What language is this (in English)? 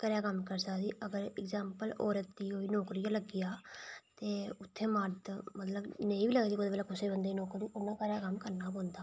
Dogri